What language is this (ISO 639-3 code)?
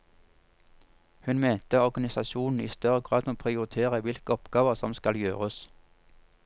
nor